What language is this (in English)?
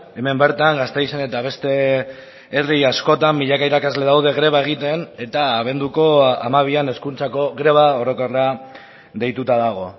Basque